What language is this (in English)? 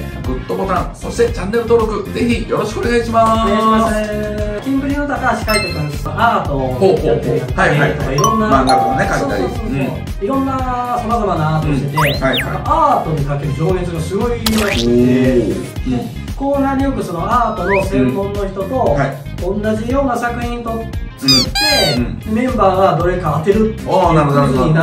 Japanese